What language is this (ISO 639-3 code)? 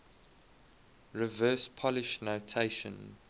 eng